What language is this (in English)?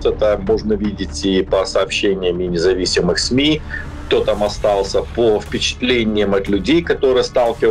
Russian